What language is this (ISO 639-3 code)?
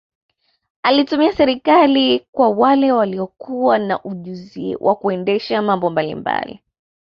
swa